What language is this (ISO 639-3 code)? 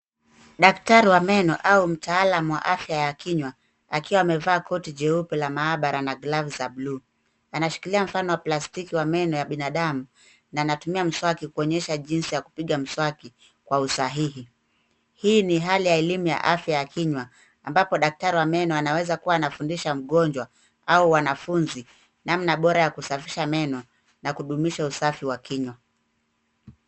swa